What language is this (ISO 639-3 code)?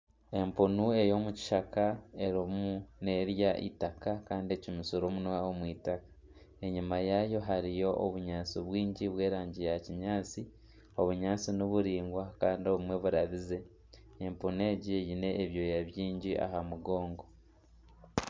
nyn